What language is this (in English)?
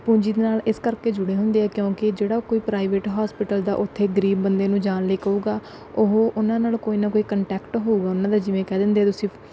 Punjabi